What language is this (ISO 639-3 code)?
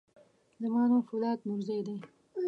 pus